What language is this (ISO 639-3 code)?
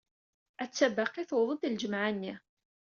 kab